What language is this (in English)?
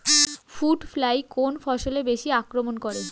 Bangla